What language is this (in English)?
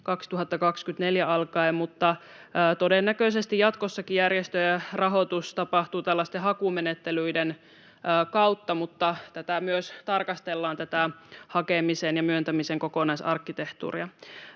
Finnish